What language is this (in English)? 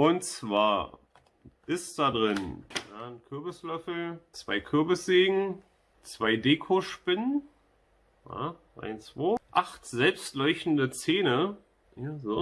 German